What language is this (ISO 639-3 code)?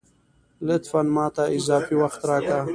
pus